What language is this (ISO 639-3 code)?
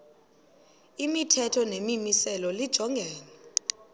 xho